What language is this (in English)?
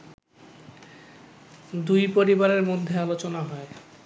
Bangla